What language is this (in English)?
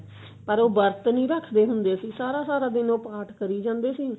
Punjabi